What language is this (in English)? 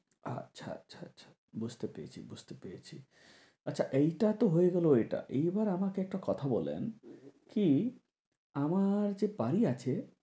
Bangla